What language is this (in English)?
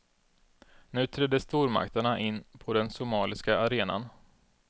Swedish